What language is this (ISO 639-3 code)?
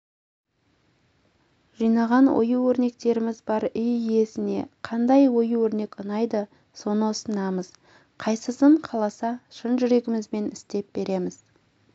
kaz